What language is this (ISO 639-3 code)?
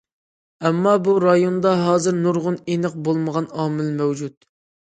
uig